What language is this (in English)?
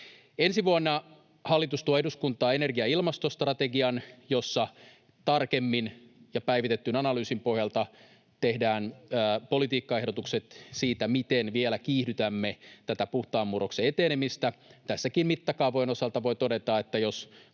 Finnish